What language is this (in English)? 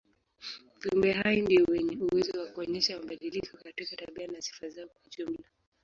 Swahili